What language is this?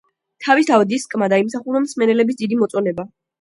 Georgian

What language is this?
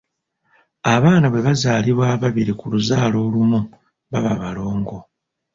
Ganda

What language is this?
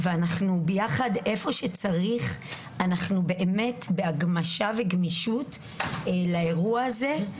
Hebrew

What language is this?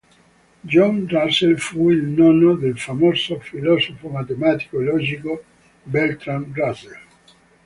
Italian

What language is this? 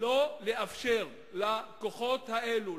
Hebrew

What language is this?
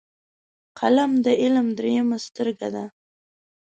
Pashto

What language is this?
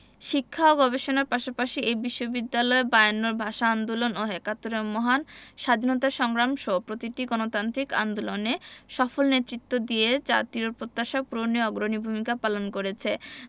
Bangla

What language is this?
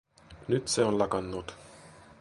Finnish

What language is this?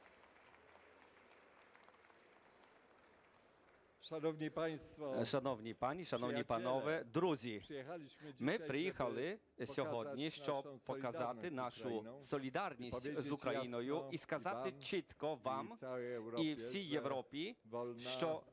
Ukrainian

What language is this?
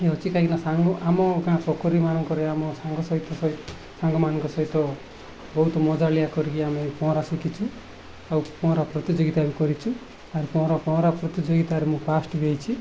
Odia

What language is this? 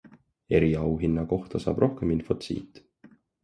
Estonian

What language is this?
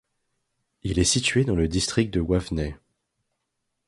French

